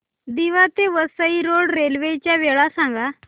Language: Marathi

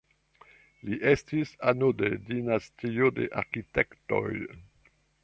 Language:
Esperanto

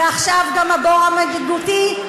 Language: Hebrew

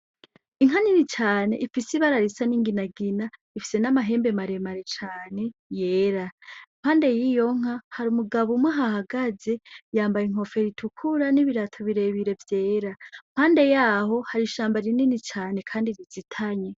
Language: Rundi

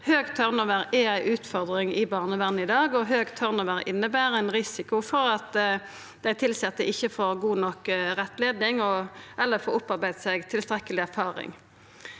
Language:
Norwegian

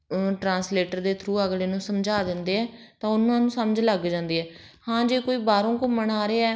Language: Punjabi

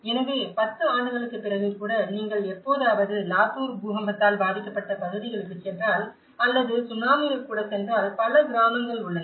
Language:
Tamil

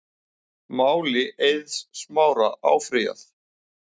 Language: Icelandic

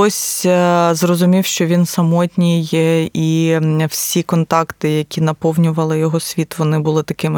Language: Ukrainian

